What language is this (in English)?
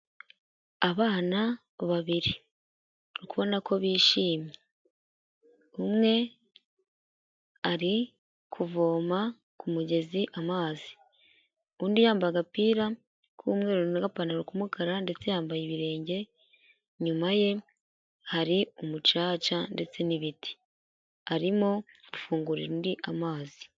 Kinyarwanda